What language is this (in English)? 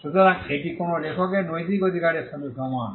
Bangla